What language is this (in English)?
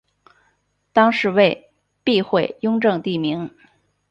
Chinese